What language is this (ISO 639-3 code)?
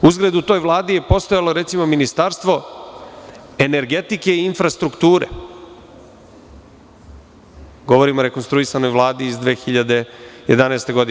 srp